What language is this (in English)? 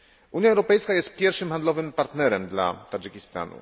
Polish